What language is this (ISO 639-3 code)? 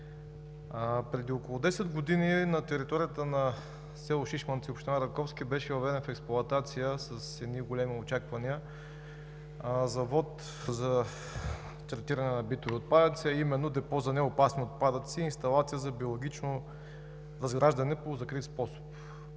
bul